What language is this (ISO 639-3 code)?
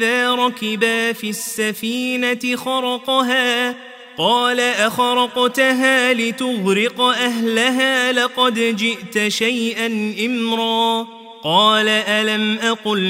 ara